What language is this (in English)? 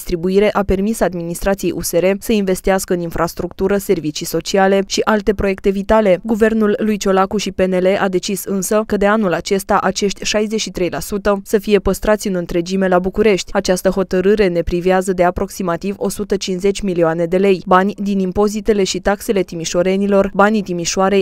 Romanian